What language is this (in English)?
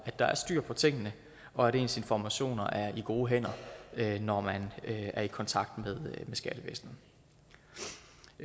Danish